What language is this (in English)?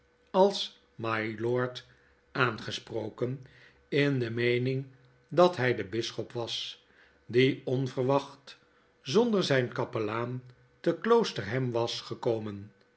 Dutch